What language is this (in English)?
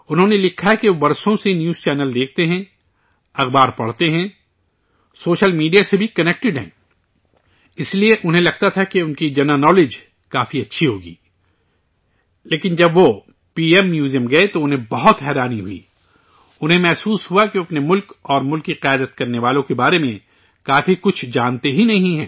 Urdu